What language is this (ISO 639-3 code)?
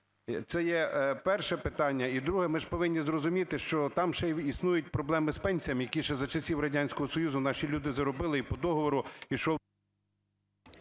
ukr